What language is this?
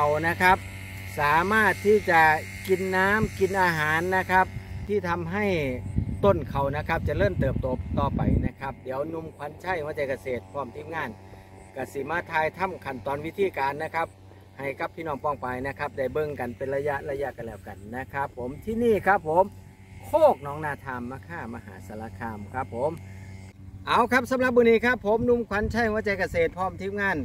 Thai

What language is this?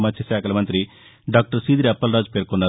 Telugu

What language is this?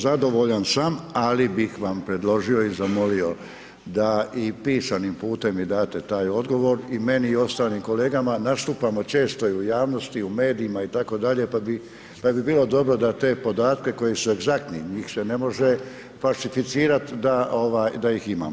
Croatian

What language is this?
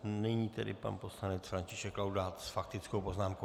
Czech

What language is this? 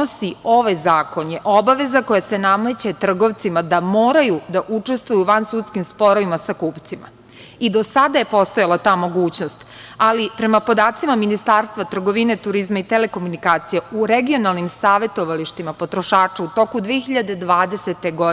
Serbian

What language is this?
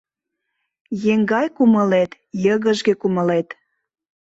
Mari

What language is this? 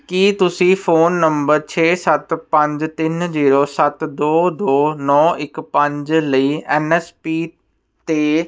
Punjabi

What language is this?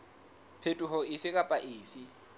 Southern Sotho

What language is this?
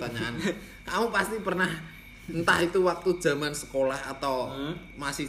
Indonesian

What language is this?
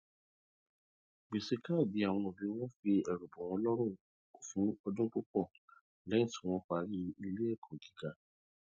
Yoruba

